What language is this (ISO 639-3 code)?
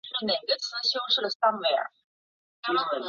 zho